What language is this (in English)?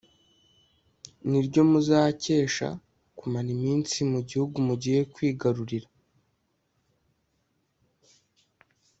Kinyarwanda